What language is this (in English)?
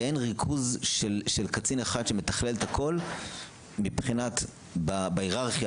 Hebrew